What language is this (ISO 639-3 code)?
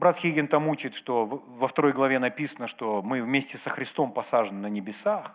rus